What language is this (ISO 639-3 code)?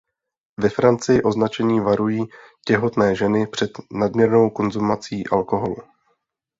ces